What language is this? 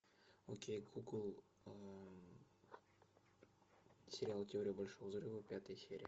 Russian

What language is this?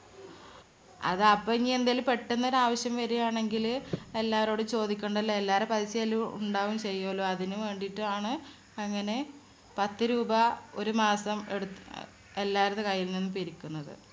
Malayalam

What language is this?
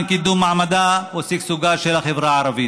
Hebrew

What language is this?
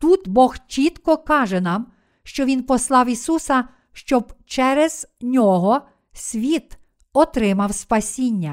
Ukrainian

